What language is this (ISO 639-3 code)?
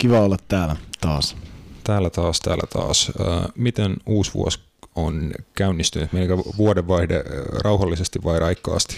fin